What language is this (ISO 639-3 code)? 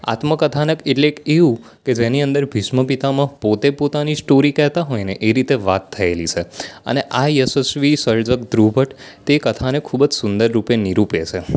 guj